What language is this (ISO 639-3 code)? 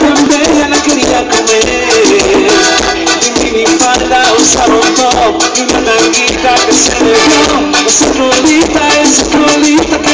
ron